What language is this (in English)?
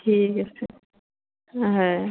Assamese